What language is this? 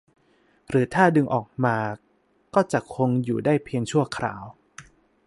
Thai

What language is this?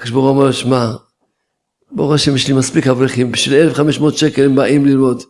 Hebrew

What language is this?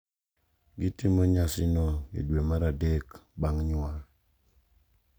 Luo (Kenya and Tanzania)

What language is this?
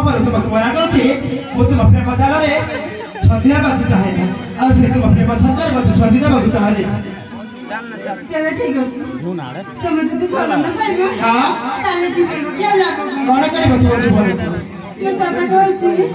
Arabic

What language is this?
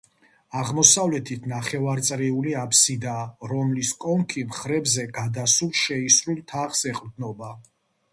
Georgian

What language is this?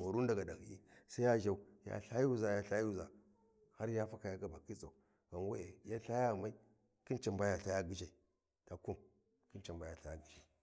Warji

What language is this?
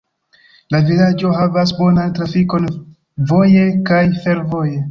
Esperanto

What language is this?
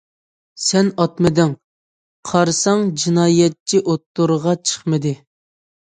Uyghur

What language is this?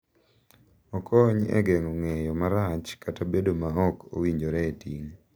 Luo (Kenya and Tanzania)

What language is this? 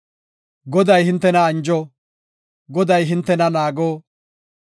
Gofa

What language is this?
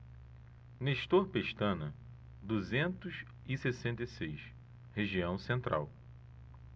Portuguese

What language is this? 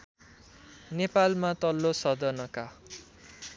Nepali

